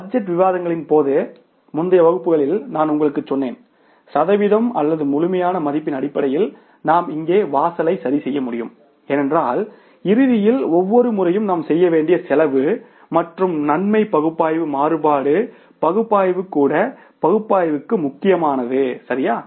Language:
Tamil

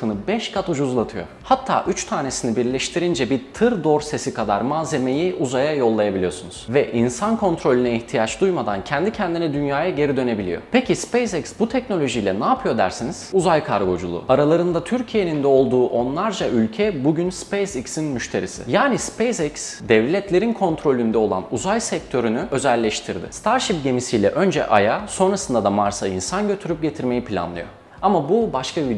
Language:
Turkish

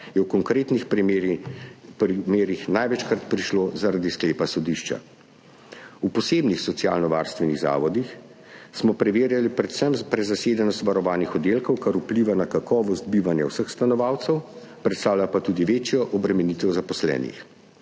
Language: Slovenian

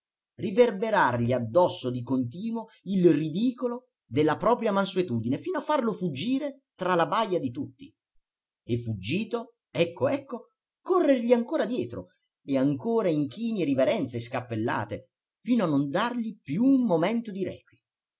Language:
Italian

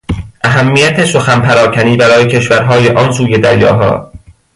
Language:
Persian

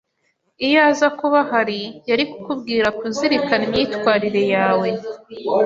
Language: Kinyarwanda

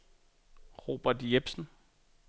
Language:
Danish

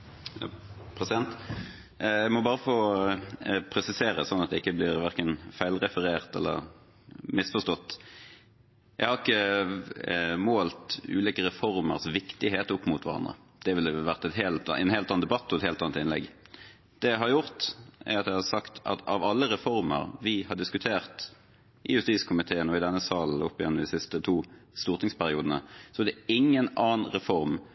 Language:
Norwegian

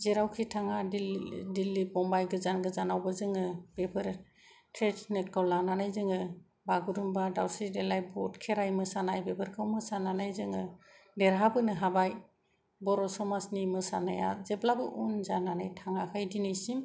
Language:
Bodo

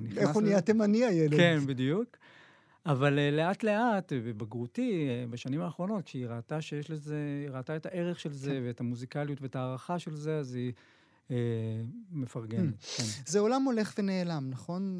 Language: Hebrew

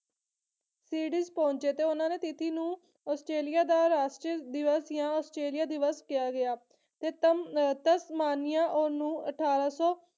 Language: Punjabi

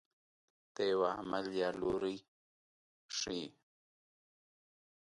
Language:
Pashto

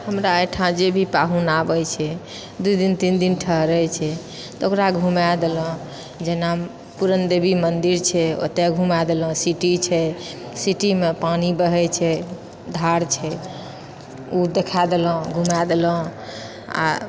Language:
Maithili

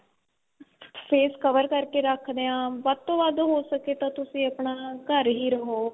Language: Punjabi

